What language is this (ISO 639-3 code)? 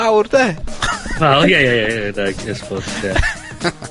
cym